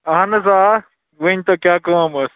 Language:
Kashmiri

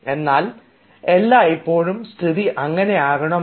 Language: Malayalam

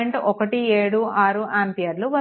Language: Telugu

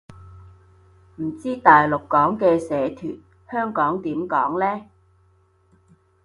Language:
Cantonese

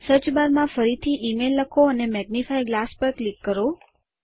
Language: Gujarati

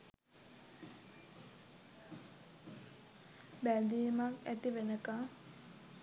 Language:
Sinhala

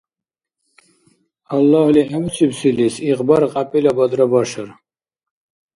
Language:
Dargwa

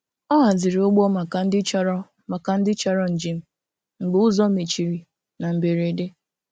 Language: Igbo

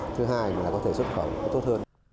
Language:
Vietnamese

